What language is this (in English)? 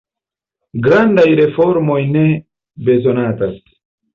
Esperanto